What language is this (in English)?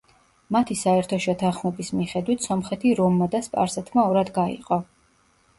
Georgian